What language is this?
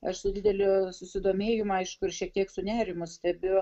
Lithuanian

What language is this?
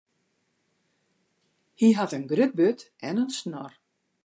Western Frisian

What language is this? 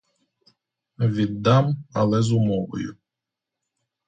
Ukrainian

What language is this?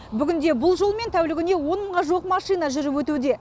Kazakh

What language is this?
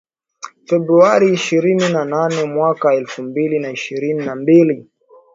Swahili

